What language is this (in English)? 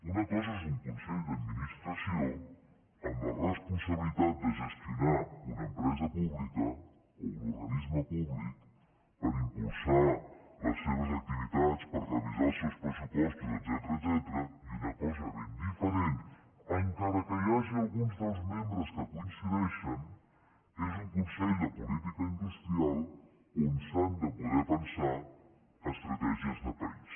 Catalan